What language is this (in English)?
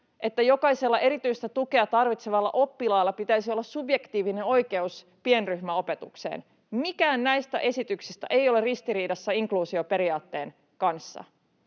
Finnish